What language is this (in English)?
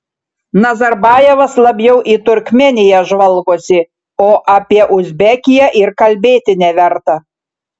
Lithuanian